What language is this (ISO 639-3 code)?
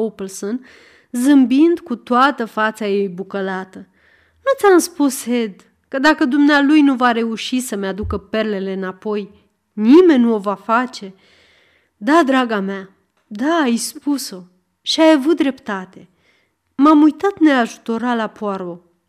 ron